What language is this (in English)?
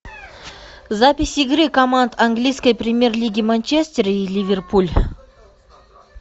Russian